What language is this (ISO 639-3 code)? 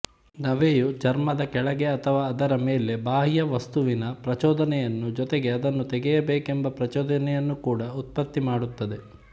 kan